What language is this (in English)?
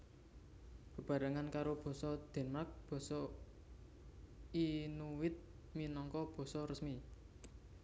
Javanese